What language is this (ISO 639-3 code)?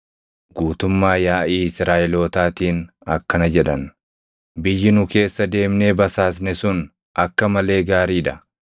orm